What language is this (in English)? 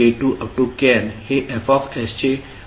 Marathi